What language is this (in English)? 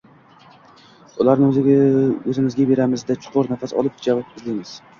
Uzbek